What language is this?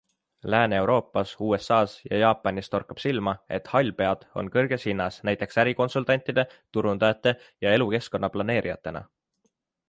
Estonian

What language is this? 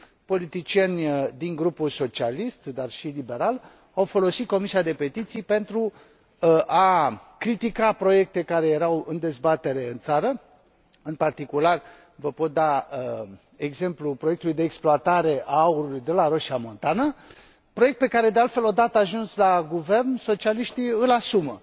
Romanian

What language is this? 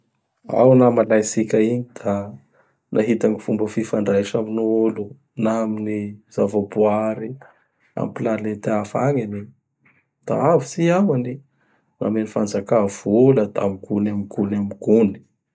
Bara Malagasy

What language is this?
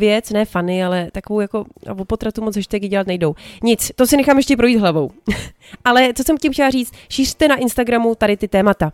Czech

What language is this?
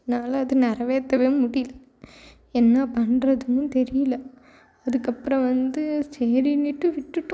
Tamil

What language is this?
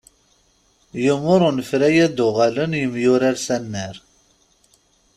Kabyle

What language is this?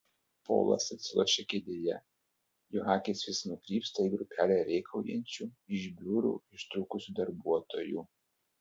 Lithuanian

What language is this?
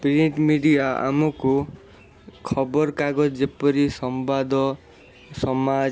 Odia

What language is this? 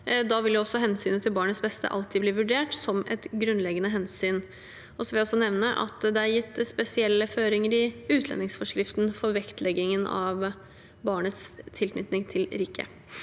Norwegian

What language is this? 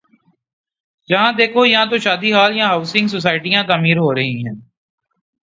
Urdu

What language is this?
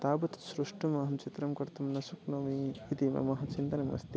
Sanskrit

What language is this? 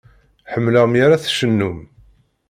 Kabyle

